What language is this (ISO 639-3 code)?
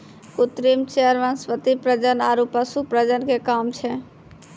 mai